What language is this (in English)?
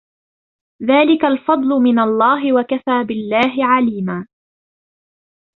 Arabic